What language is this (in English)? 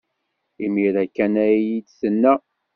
Kabyle